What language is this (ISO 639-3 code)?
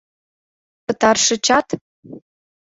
chm